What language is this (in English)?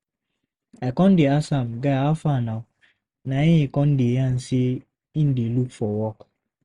Nigerian Pidgin